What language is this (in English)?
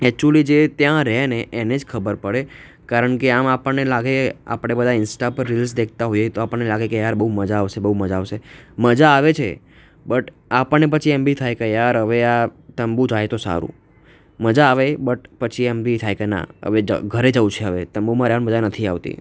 Gujarati